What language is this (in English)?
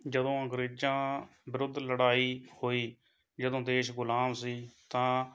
Punjabi